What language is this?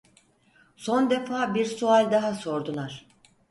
Turkish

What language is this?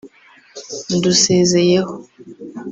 Kinyarwanda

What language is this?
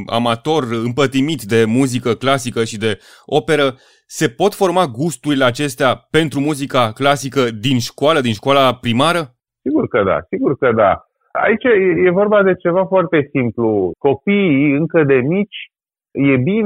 Romanian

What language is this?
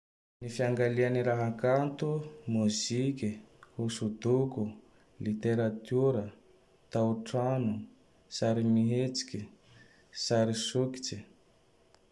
Tandroy-Mahafaly Malagasy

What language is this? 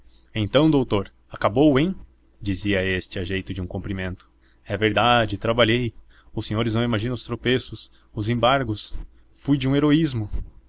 Portuguese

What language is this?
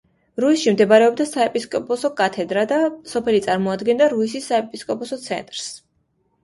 Georgian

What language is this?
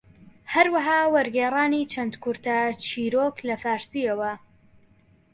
Central Kurdish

